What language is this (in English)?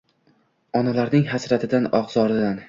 Uzbek